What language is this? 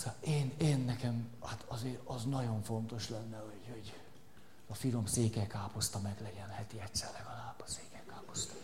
Hungarian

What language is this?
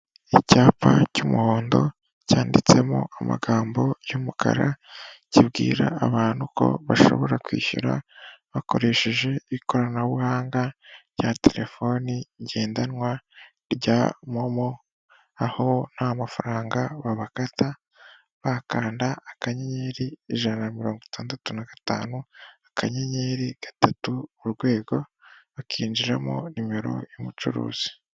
Kinyarwanda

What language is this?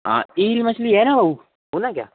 Hindi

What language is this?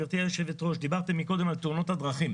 Hebrew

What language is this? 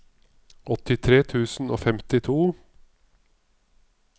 Norwegian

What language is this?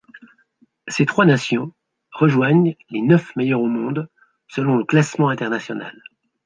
French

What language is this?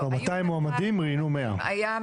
Hebrew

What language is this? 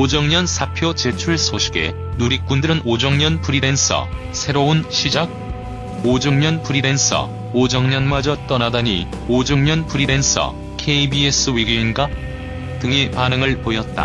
Korean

